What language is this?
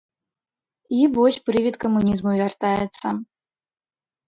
Belarusian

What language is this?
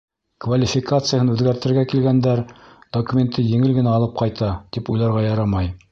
Bashkir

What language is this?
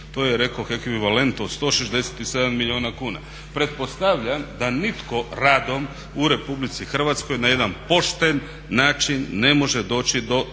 Croatian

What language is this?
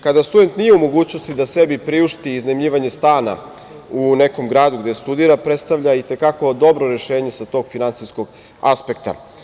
Serbian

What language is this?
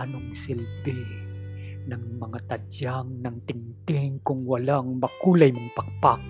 Filipino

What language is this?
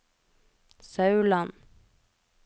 Norwegian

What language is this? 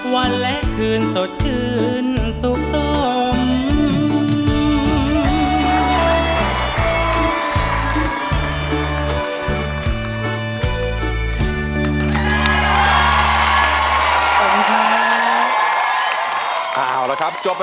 Thai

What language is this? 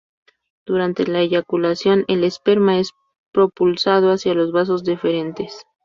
Spanish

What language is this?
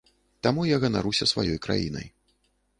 Belarusian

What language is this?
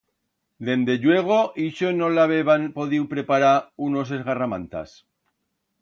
Aragonese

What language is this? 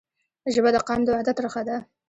Pashto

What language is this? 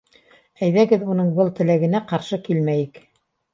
Bashkir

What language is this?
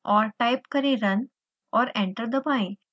Hindi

